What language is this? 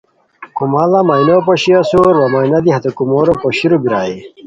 Khowar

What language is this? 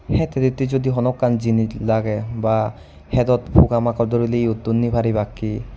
Chakma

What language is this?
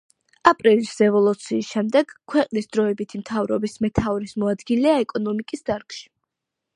Georgian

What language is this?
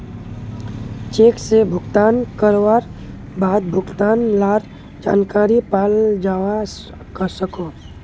Magahi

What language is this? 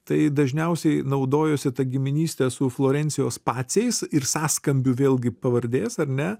Lithuanian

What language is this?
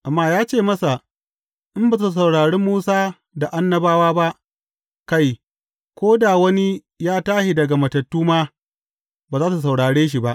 Hausa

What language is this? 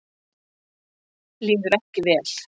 Icelandic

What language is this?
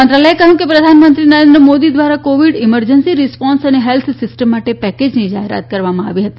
Gujarati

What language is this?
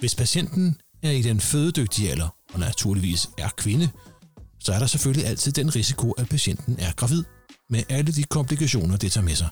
Danish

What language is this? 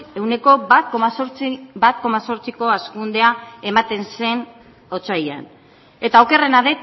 Basque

